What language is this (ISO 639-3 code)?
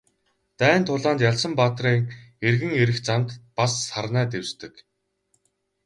mon